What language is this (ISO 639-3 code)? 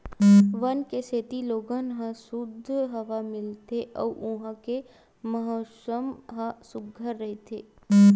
hne